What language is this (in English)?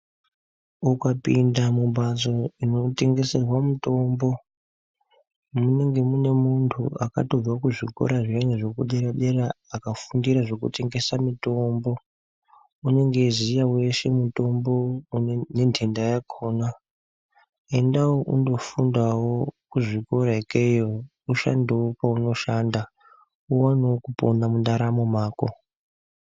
Ndau